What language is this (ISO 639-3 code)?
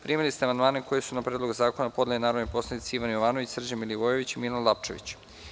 srp